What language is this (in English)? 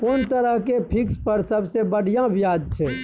Maithili